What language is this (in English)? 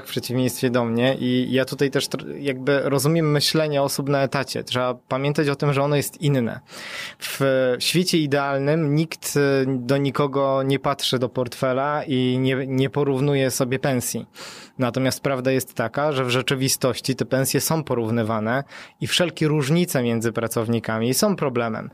Polish